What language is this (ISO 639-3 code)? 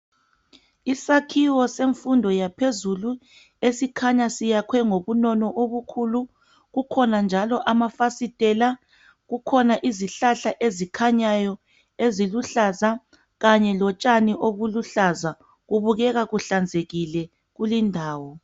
nde